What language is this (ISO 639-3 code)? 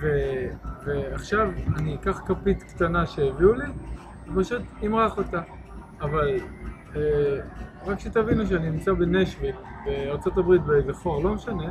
heb